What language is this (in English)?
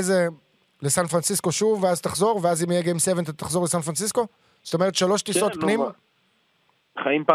Hebrew